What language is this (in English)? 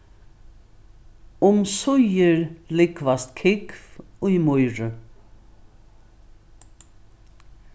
Faroese